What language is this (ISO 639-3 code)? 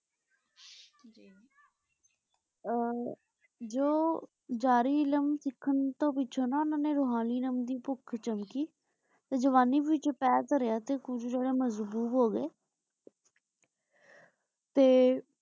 pan